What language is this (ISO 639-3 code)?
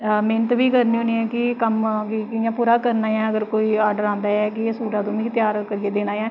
doi